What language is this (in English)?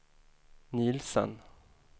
Swedish